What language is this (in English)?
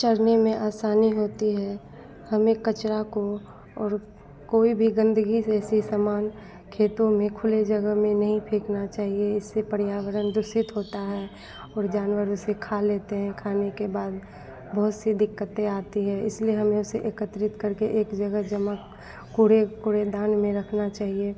Hindi